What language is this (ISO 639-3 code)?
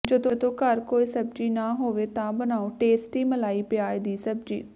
pan